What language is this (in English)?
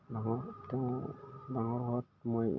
Assamese